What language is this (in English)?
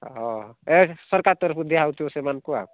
Odia